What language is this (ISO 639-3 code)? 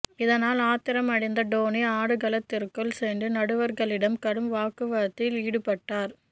tam